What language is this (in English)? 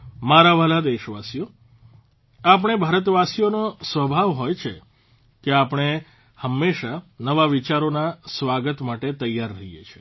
Gujarati